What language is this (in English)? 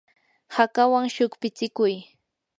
Yanahuanca Pasco Quechua